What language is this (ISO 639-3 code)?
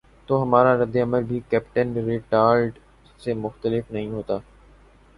urd